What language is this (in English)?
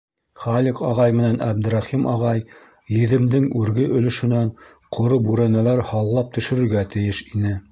Bashkir